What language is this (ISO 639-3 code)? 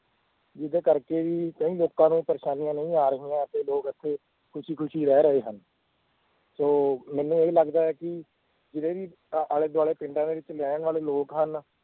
pan